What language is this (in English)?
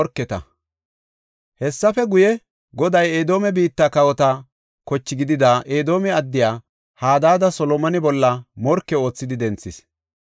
Gofa